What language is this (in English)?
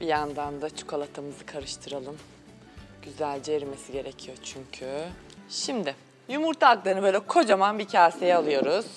Turkish